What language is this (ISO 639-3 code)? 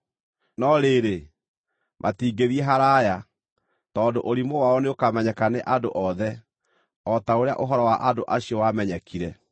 kik